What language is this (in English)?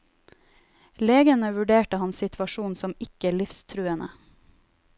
Norwegian